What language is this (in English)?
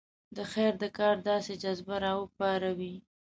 Pashto